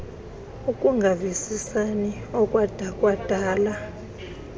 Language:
Xhosa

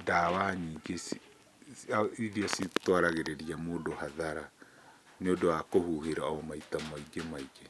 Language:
Kikuyu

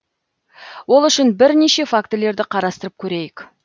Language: Kazakh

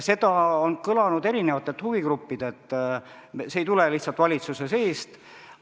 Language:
Estonian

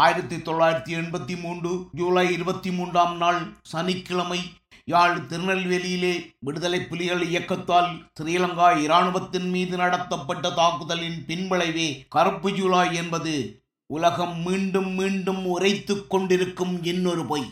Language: Tamil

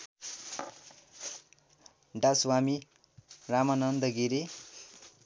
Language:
Nepali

